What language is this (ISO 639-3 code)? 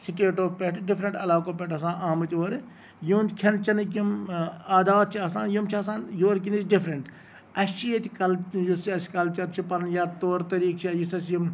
kas